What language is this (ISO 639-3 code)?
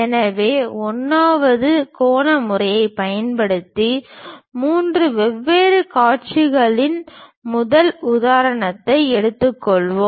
tam